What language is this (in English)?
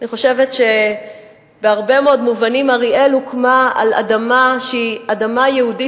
Hebrew